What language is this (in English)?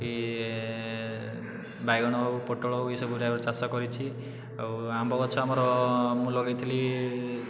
Odia